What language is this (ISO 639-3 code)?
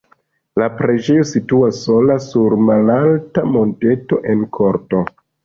epo